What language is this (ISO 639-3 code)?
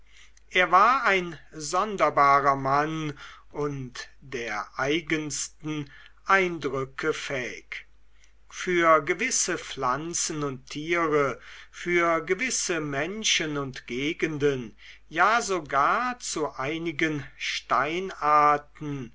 deu